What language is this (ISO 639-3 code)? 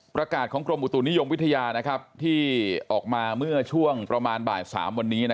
tha